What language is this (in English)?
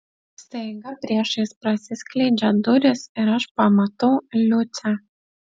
Lithuanian